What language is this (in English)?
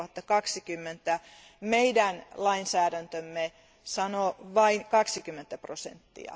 Finnish